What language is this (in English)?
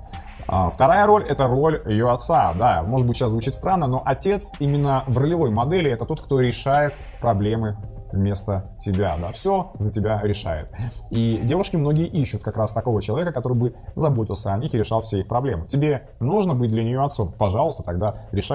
Russian